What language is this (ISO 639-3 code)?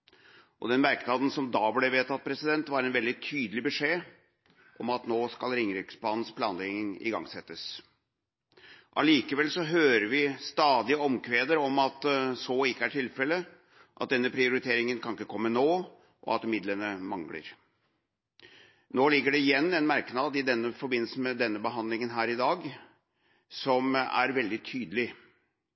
nob